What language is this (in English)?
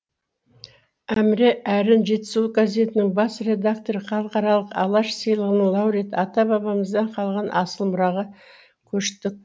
Kazakh